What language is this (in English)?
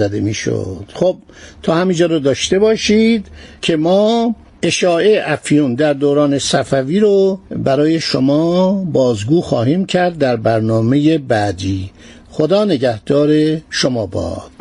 Persian